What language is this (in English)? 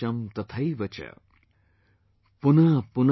English